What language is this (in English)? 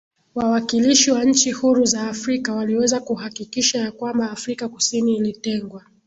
Swahili